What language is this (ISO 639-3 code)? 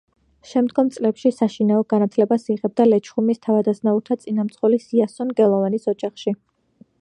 kat